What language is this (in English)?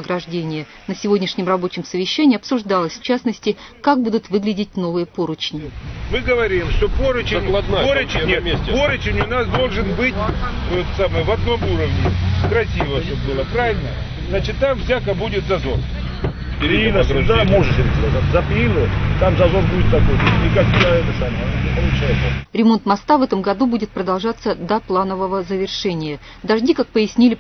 Russian